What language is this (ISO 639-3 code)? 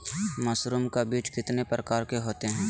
mag